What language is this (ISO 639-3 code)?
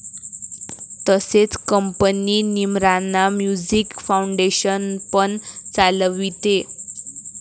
mar